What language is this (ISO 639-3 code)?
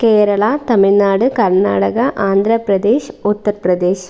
mal